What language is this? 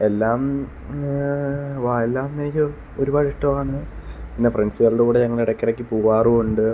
Malayalam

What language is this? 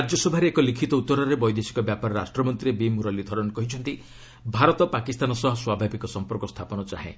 Odia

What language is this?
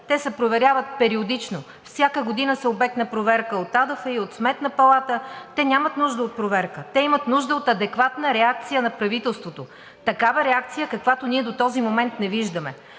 Bulgarian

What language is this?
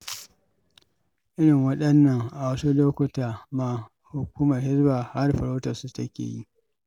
Hausa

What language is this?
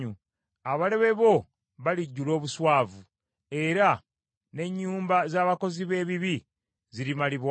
Ganda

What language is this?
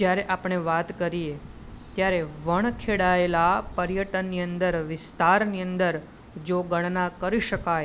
Gujarati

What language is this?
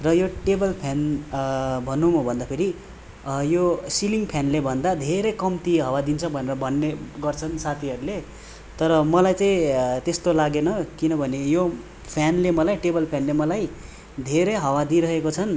Nepali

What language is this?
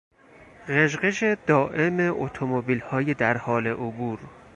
Persian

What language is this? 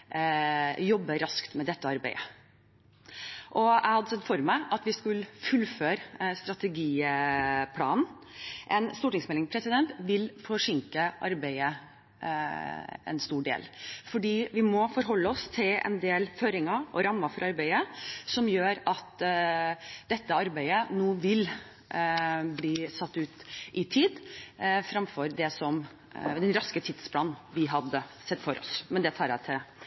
Norwegian Bokmål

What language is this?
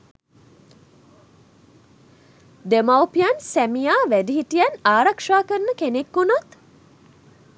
Sinhala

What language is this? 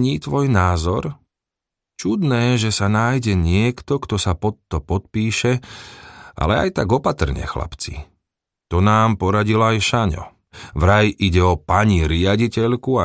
Slovak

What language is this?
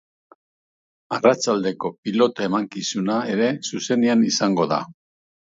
Basque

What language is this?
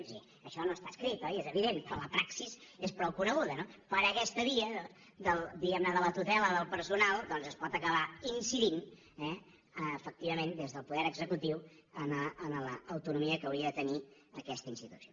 Catalan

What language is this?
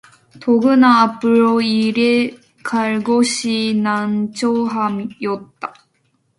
Korean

